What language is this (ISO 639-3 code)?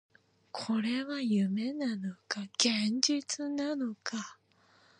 jpn